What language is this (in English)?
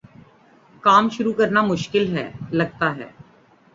Urdu